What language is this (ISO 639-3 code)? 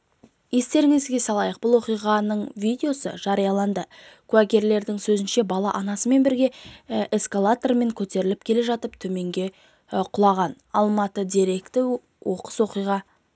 kaz